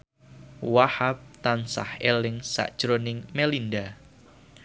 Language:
Javanese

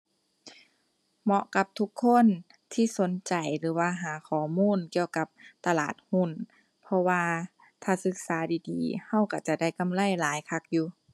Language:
Thai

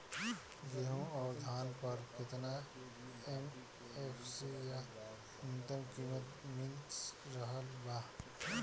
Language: Bhojpuri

